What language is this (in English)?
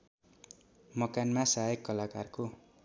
Nepali